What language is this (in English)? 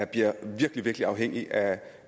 Danish